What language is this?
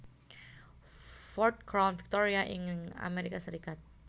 Javanese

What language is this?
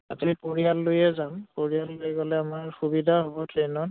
Assamese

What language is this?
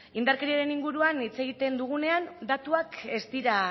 Basque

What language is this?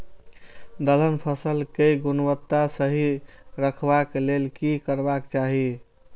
Maithili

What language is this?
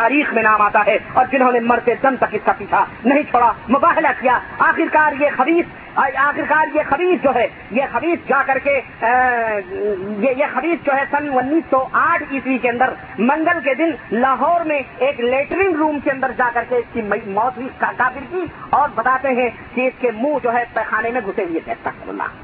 Urdu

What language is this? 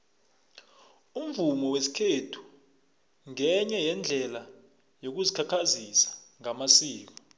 South Ndebele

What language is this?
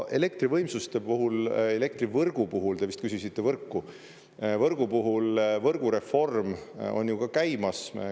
Estonian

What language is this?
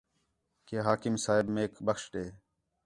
Khetrani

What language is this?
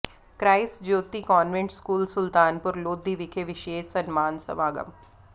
Punjabi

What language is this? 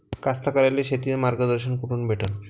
Marathi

